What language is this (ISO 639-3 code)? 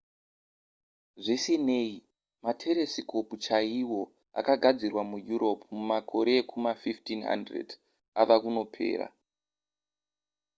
sna